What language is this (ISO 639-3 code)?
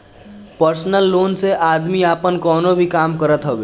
bho